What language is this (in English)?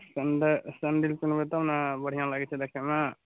Maithili